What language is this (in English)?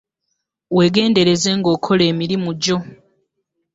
Ganda